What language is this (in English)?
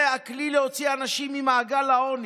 Hebrew